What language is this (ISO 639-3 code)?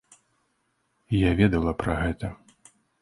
bel